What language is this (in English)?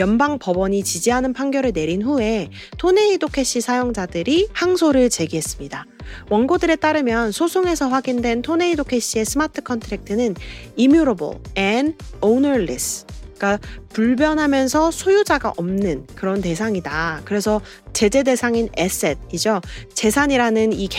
Korean